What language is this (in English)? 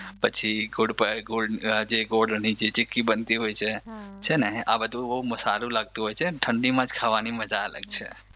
Gujarati